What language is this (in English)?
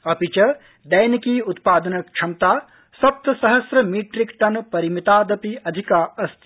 Sanskrit